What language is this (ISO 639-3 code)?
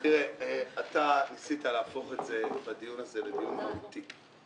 heb